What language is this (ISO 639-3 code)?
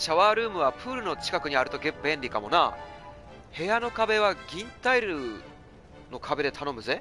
jpn